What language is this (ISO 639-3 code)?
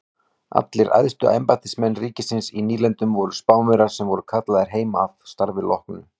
isl